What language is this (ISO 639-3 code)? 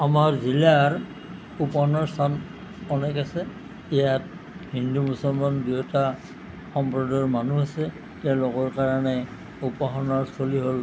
asm